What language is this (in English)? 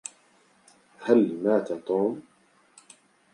Arabic